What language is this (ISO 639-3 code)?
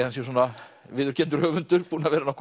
isl